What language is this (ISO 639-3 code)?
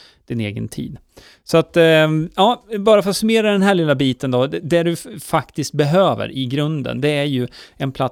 swe